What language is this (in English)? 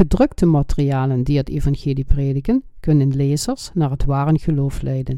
Dutch